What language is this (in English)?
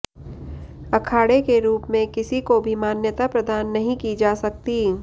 Hindi